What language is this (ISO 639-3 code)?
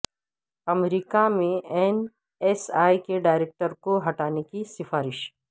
urd